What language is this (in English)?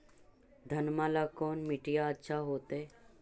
Magahi